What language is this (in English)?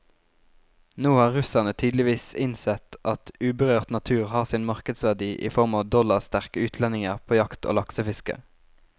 Norwegian